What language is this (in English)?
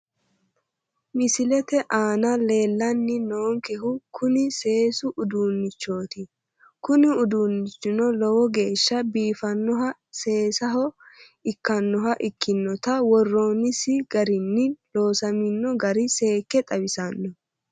Sidamo